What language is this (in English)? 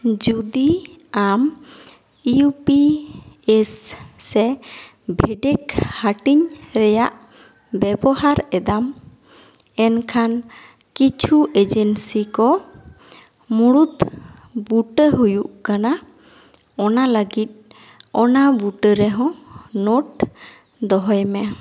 Santali